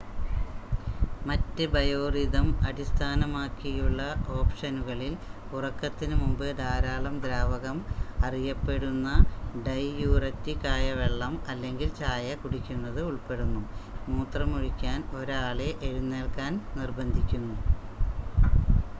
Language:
Malayalam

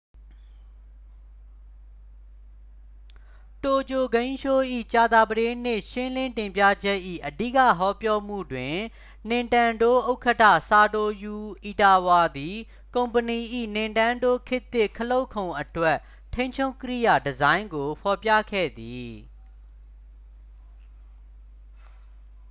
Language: Burmese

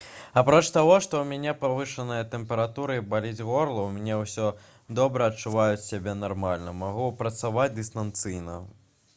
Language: Belarusian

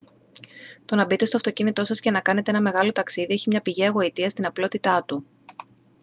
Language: Greek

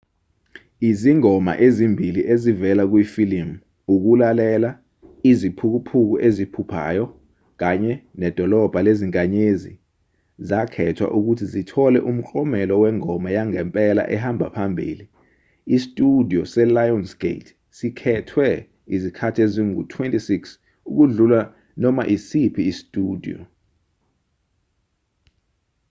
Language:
Zulu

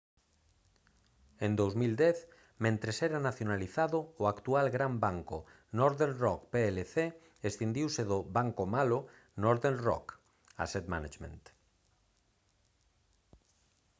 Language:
Galician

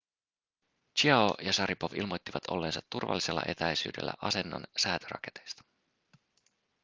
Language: Finnish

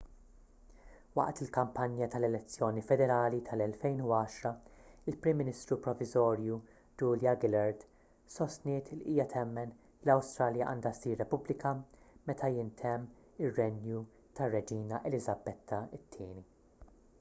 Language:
Maltese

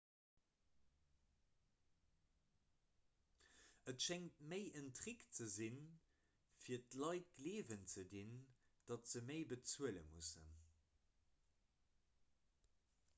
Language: Luxembourgish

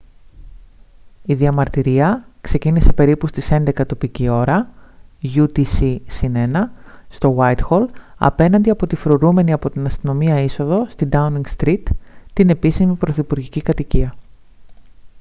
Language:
Greek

